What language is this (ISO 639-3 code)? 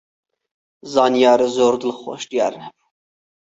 ckb